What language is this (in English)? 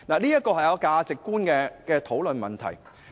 Cantonese